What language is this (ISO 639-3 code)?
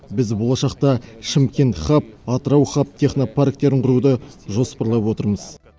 kaz